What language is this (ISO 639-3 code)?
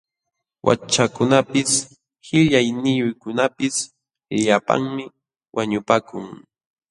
qxw